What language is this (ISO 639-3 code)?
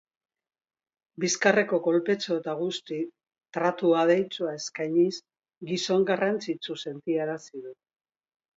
eus